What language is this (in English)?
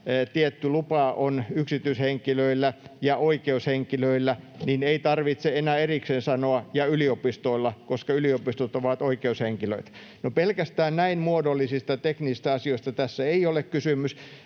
Finnish